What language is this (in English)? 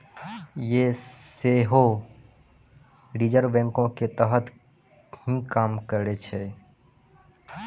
Maithili